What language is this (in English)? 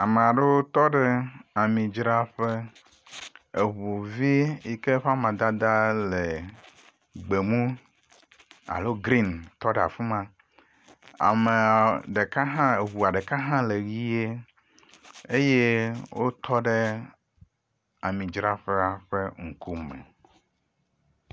Ewe